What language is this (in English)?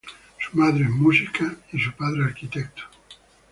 Spanish